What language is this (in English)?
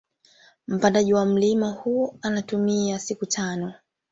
Swahili